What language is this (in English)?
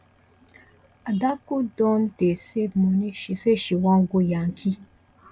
Nigerian Pidgin